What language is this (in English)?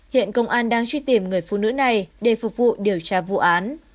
Vietnamese